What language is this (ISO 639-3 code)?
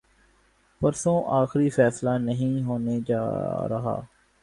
urd